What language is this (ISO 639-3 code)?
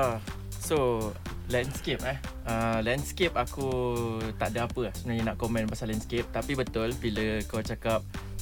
msa